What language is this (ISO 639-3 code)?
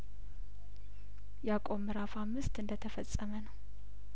amh